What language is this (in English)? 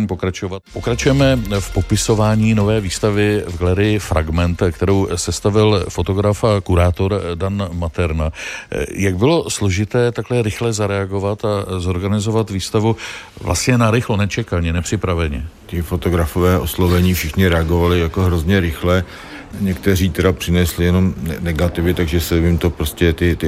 Czech